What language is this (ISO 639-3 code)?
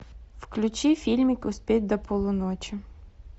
rus